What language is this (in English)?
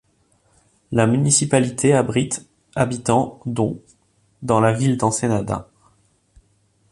French